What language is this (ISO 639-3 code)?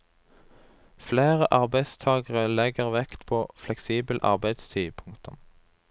nor